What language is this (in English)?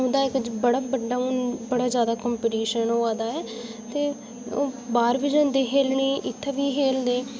Dogri